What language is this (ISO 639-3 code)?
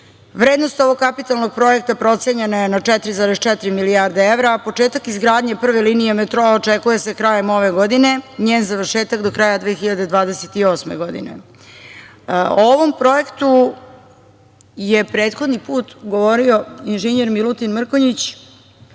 srp